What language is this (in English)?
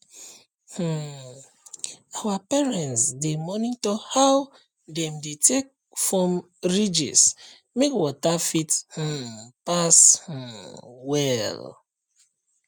Nigerian Pidgin